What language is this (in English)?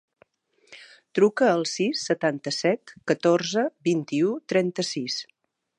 Catalan